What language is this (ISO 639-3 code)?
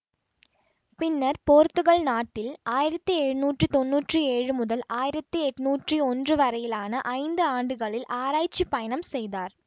tam